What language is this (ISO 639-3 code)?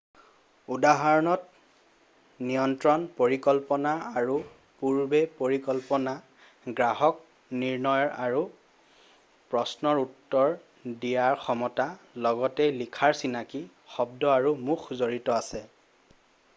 asm